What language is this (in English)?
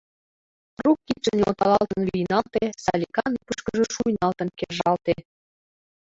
Mari